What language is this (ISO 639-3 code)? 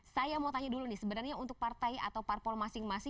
ind